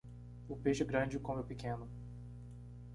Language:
Portuguese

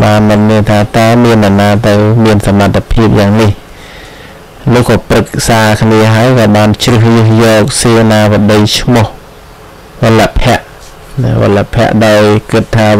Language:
Thai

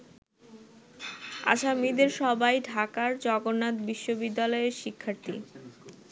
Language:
Bangla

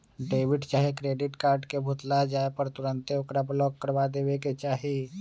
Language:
Magahi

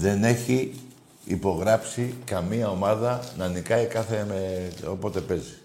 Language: Greek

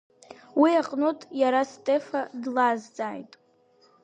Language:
Abkhazian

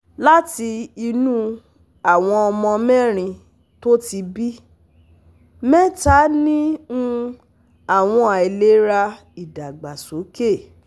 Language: Yoruba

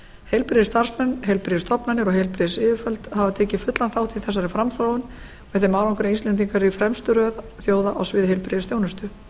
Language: Icelandic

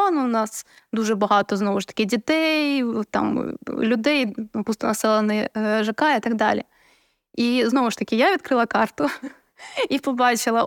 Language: Ukrainian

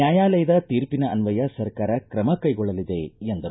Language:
Kannada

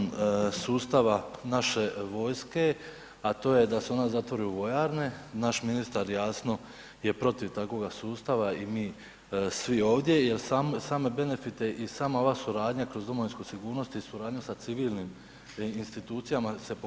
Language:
Croatian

